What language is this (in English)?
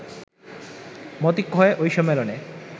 Bangla